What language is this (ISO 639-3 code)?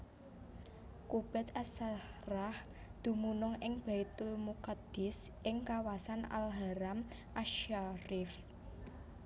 jav